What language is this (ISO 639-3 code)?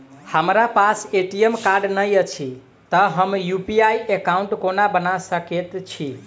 mai